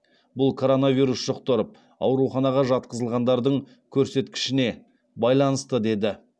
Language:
Kazakh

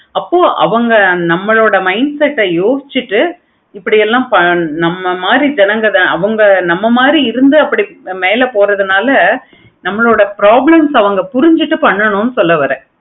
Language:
Tamil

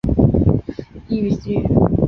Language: Chinese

